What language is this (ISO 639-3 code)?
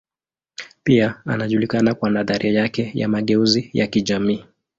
swa